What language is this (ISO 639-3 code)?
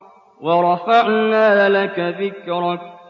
ara